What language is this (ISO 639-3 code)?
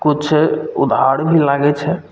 mai